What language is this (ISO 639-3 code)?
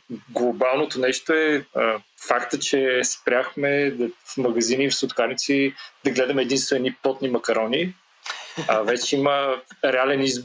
bul